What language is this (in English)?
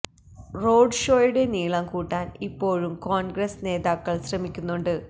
Malayalam